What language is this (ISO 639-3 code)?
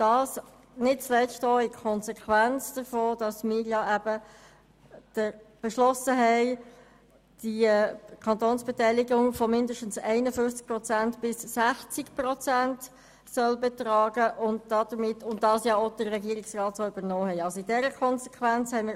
gsw